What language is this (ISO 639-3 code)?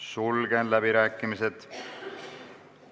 est